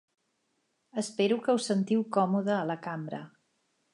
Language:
Catalan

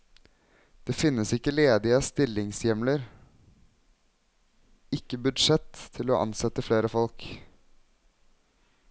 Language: Norwegian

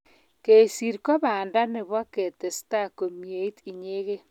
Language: Kalenjin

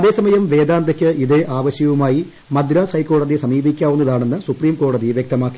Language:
Malayalam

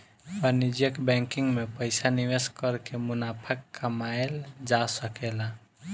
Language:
Bhojpuri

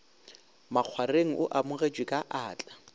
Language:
Northern Sotho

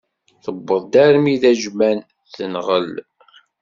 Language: Kabyle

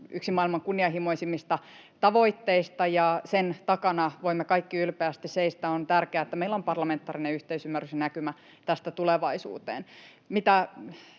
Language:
Finnish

